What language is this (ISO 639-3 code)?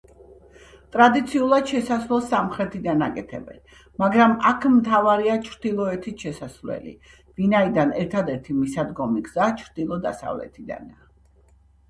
kat